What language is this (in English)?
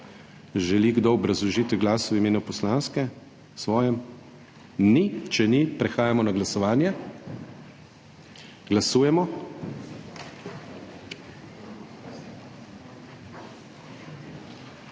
Slovenian